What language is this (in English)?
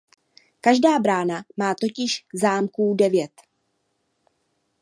Czech